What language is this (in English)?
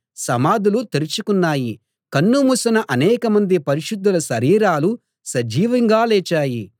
Telugu